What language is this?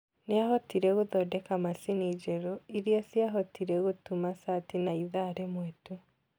Kikuyu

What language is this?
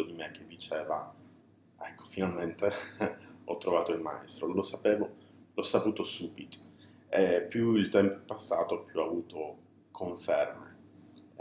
Italian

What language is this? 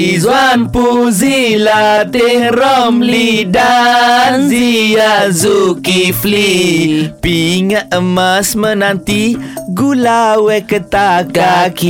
Malay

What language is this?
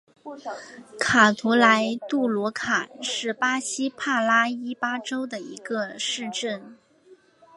Chinese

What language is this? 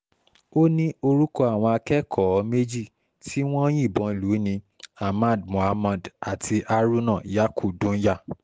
Yoruba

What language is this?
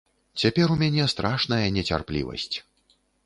Belarusian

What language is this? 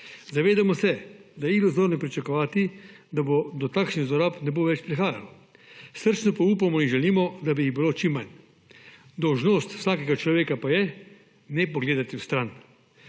Slovenian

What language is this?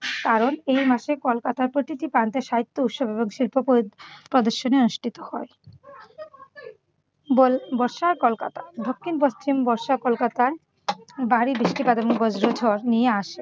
Bangla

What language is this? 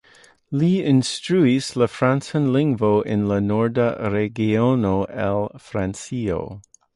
Esperanto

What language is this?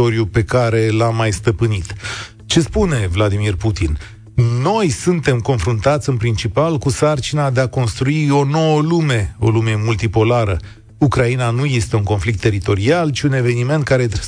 Romanian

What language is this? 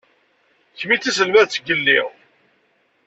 Kabyle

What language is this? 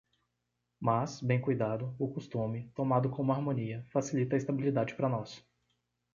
Portuguese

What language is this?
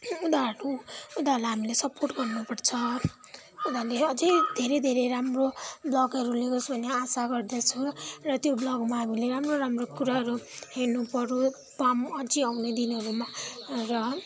Nepali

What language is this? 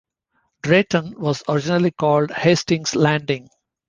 English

